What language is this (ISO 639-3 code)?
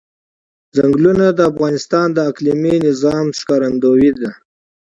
pus